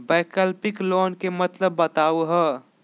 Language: Magahi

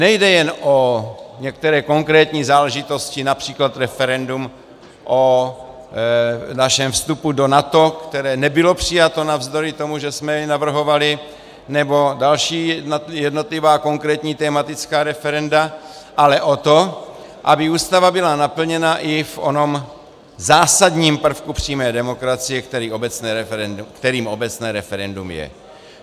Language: Czech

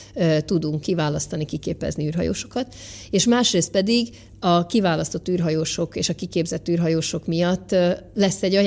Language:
Hungarian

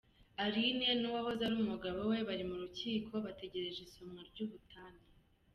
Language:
Kinyarwanda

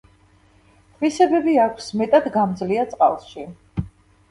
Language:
Georgian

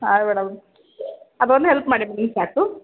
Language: Kannada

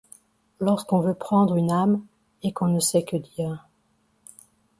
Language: French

